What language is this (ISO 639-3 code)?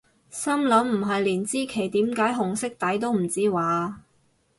yue